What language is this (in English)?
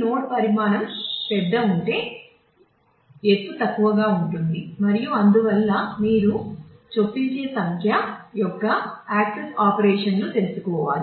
Telugu